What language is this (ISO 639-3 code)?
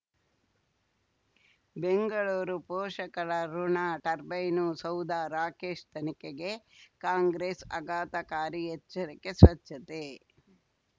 kan